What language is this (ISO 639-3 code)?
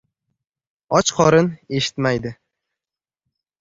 uzb